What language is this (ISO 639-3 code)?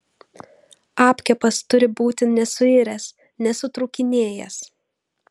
lit